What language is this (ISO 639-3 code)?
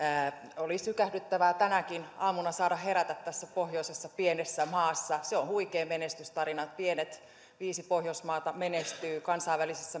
fin